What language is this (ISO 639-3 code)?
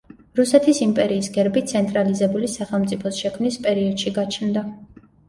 kat